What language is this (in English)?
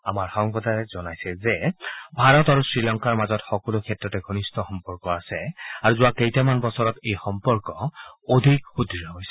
Assamese